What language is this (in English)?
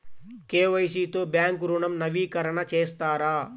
Telugu